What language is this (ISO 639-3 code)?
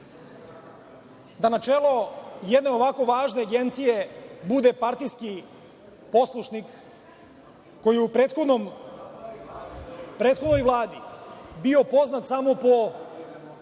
srp